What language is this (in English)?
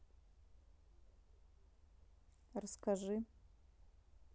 Russian